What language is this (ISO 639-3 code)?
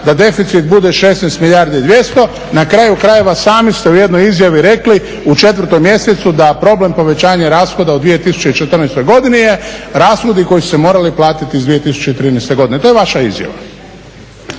hrv